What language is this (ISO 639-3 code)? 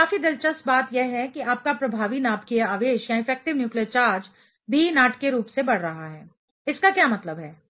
hin